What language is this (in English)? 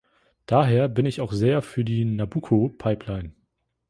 German